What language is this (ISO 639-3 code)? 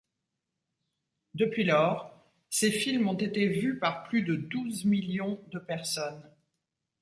fra